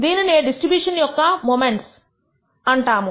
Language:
Telugu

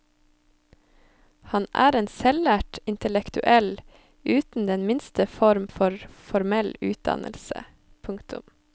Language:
Norwegian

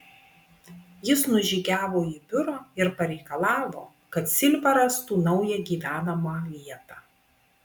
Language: Lithuanian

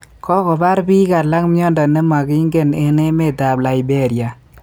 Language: Kalenjin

